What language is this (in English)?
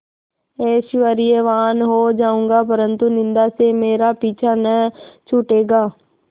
Hindi